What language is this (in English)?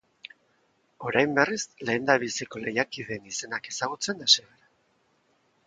Basque